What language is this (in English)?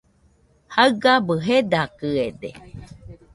Nüpode Huitoto